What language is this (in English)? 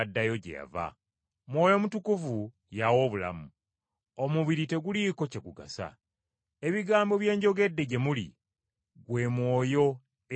Ganda